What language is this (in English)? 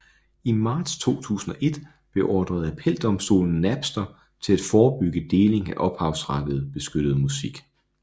Danish